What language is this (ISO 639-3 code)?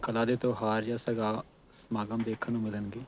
pan